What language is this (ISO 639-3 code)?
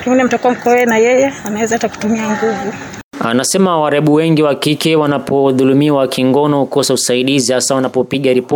swa